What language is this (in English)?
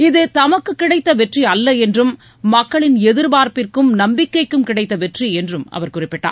Tamil